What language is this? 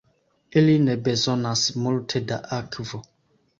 Esperanto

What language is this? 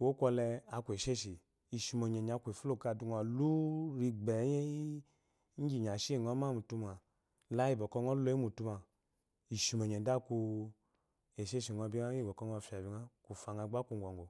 Eloyi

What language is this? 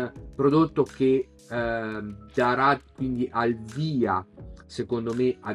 Italian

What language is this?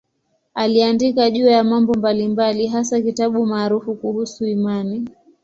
Swahili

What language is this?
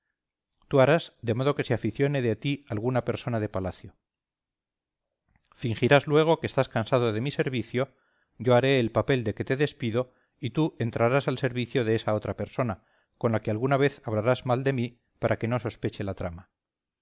Spanish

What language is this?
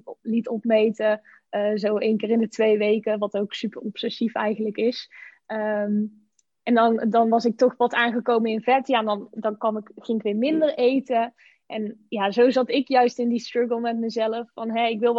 Dutch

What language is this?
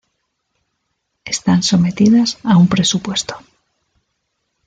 Spanish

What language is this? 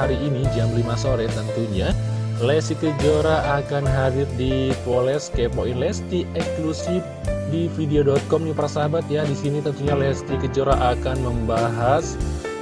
Indonesian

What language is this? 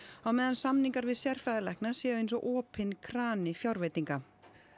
Icelandic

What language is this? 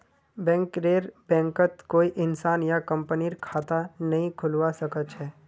Magahi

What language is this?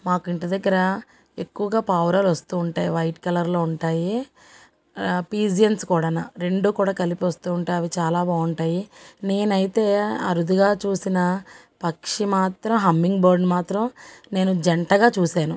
Telugu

